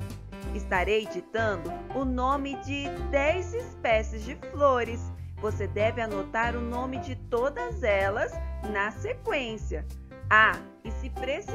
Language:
Portuguese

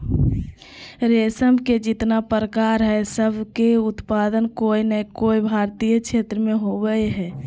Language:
Magahi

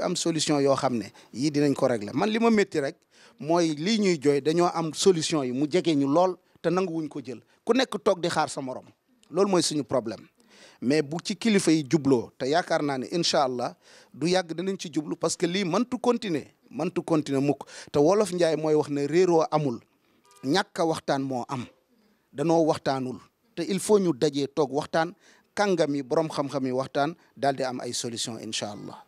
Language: French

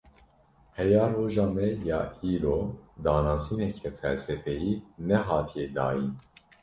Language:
Kurdish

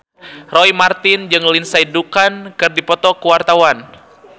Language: Sundanese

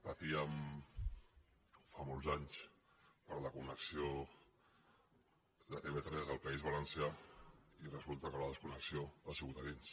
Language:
Catalan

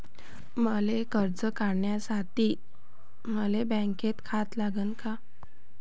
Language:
Marathi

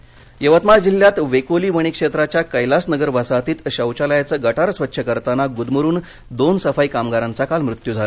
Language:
Marathi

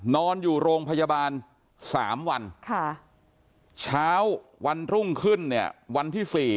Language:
Thai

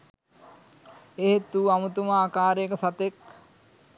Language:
Sinhala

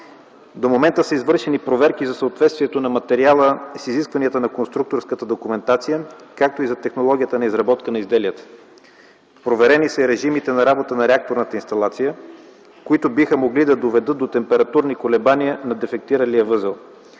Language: Bulgarian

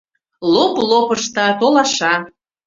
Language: Mari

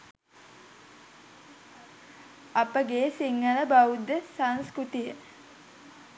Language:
Sinhala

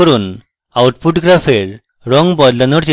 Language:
Bangla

